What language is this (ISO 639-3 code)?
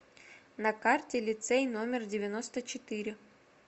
rus